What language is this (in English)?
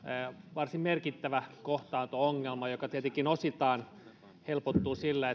Finnish